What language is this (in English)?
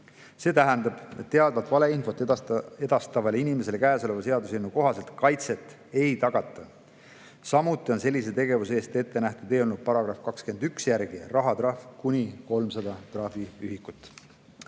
Estonian